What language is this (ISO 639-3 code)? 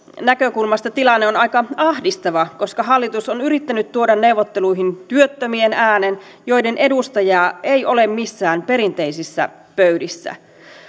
fin